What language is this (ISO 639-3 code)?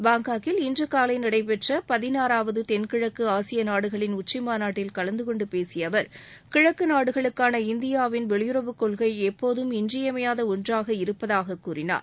tam